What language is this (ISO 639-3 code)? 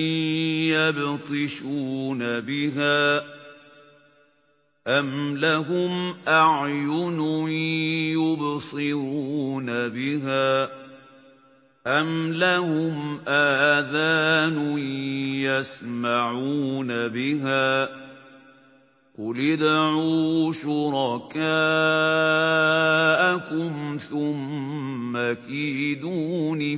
ara